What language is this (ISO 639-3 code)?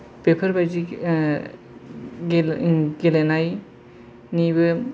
brx